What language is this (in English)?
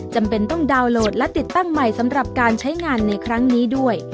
Thai